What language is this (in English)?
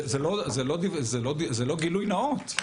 Hebrew